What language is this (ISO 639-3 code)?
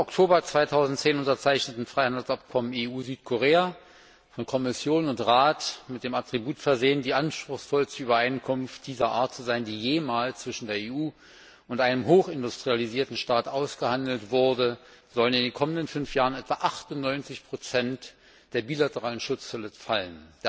deu